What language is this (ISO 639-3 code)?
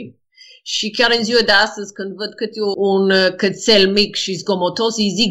ron